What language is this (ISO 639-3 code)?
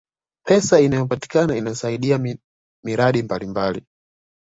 swa